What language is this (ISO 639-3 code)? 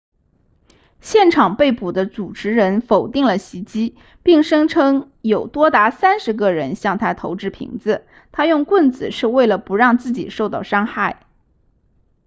zho